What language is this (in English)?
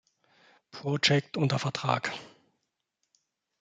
German